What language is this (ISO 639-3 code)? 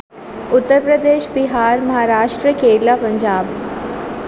urd